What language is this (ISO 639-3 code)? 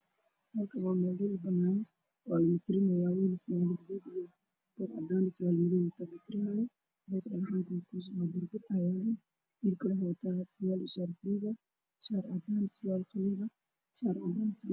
som